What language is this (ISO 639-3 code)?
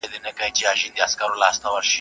pus